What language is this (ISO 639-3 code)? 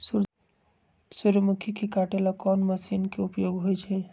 mag